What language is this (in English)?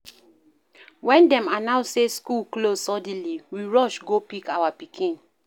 Nigerian Pidgin